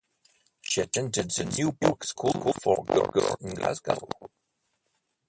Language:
English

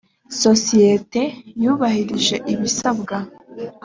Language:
Kinyarwanda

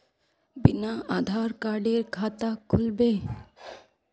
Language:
Magahi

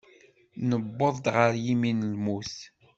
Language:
Kabyle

